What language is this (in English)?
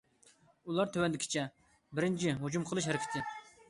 Uyghur